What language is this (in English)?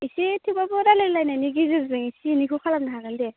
Bodo